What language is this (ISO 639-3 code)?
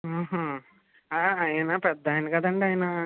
tel